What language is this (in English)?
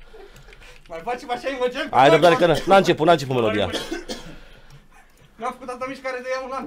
Romanian